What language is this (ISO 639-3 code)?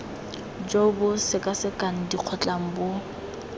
tsn